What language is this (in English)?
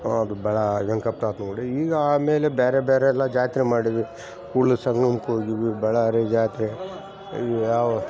Kannada